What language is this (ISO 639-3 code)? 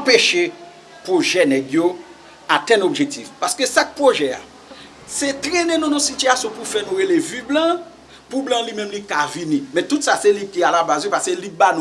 fra